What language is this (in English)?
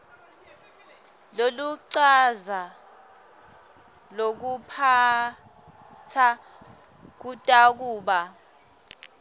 Swati